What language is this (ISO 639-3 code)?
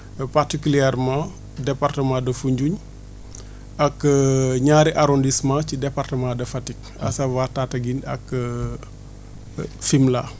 wol